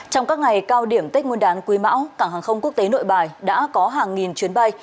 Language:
Vietnamese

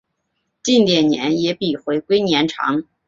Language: Chinese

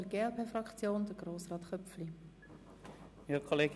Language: Swiss German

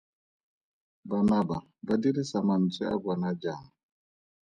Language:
Tswana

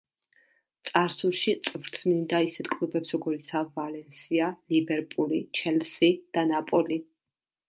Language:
Georgian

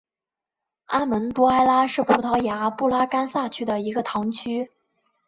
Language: Chinese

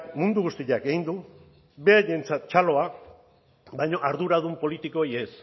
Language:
Basque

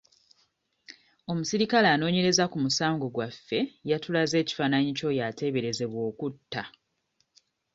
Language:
Ganda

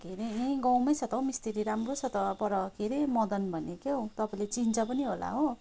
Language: Nepali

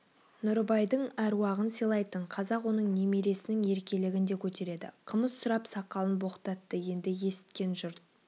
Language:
Kazakh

